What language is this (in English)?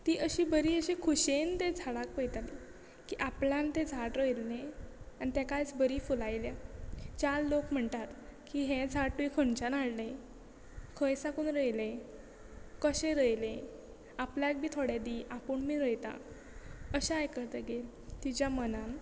Konkani